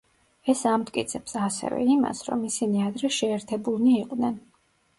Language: Georgian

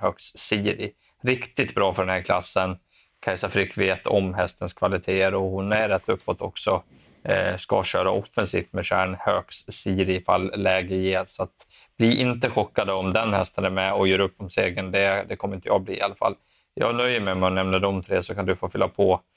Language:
Swedish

